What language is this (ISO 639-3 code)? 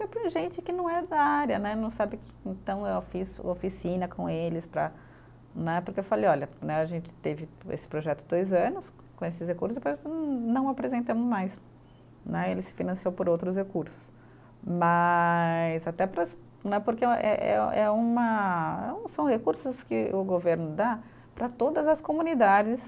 por